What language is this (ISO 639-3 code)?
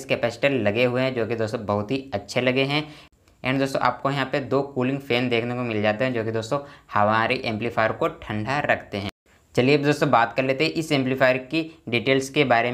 hin